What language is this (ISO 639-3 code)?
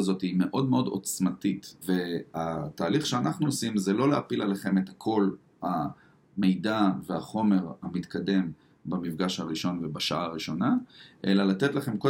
heb